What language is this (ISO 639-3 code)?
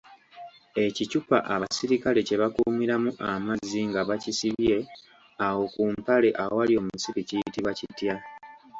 lug